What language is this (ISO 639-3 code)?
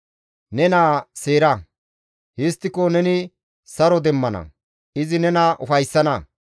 gmv